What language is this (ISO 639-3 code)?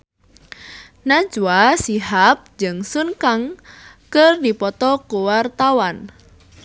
sun